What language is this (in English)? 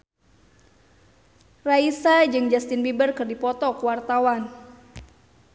Sundanese